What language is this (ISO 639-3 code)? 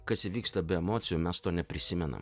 lit